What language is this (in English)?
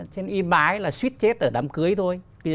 Vietnamese